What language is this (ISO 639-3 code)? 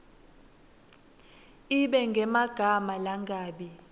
ssw